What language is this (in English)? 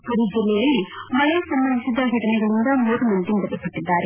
Kannada